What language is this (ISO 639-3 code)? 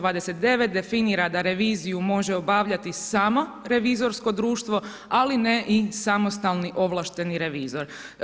hrv